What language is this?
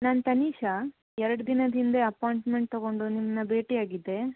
Kannada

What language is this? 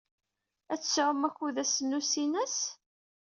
Kabyle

